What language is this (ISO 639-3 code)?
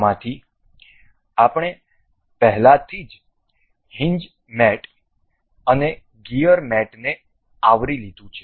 guj